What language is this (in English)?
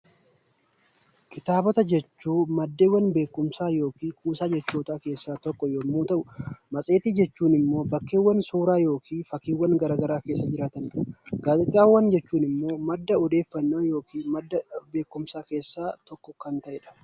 Oromo